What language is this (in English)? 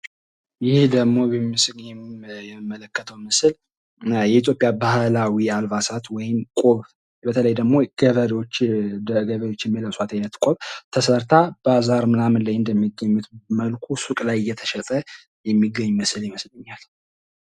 Amharic